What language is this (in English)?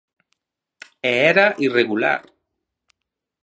Galician